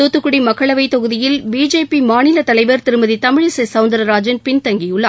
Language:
Tamil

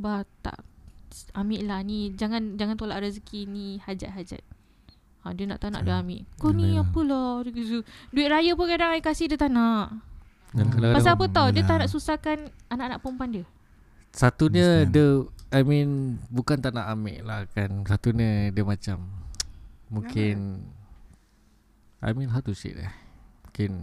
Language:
Malay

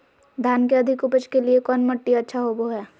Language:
Magahi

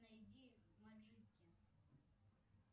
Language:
Russian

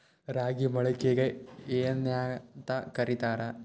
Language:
Kannada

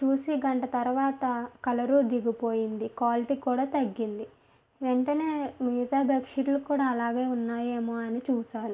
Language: Telugu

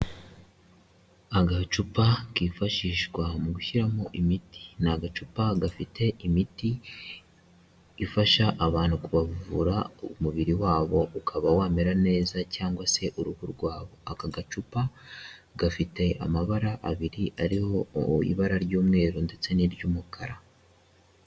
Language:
Kinyarwanda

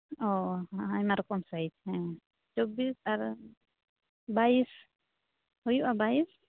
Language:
Santali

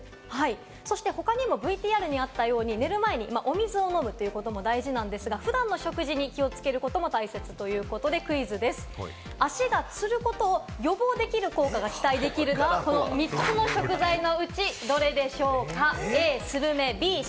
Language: Japanese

